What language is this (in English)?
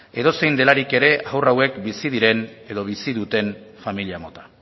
Basque